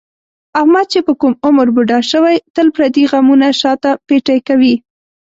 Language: Pashto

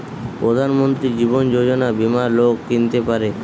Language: Bangla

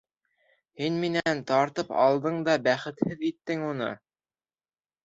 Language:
Bashkir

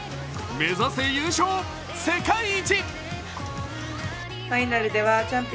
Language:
Japanese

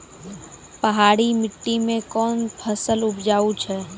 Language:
Maithili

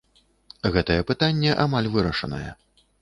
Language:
Belarusian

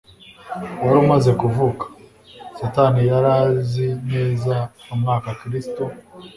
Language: Kinyarwanda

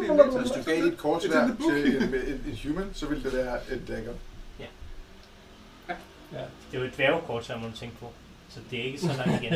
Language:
Danish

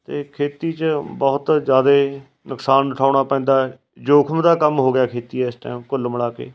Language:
Punjabi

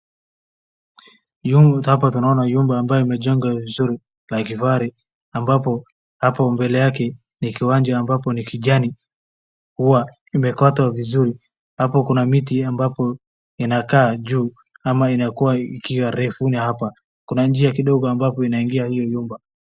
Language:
Swahili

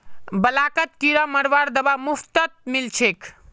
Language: Magahi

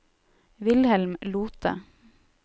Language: Norwegian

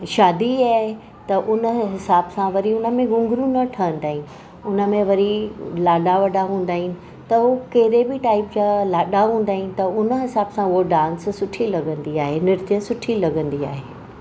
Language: Sindhi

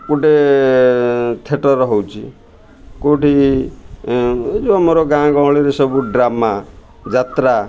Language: Odia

